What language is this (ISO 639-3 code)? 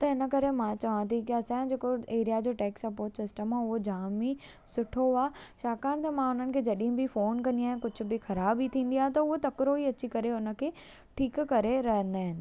snd